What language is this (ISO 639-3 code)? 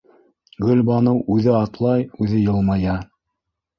bak